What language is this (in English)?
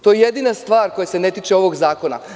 Serbian